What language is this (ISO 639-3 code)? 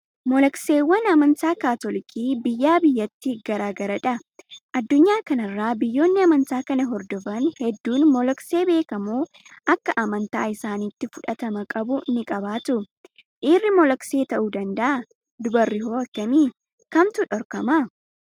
orm